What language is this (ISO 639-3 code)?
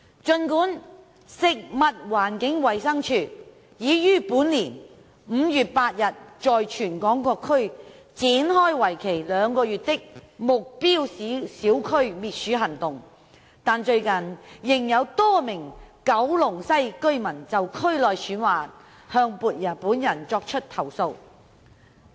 yue